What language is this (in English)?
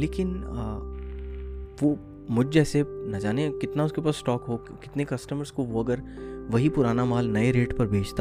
Urdu